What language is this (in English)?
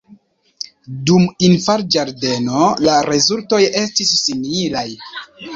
Esperanto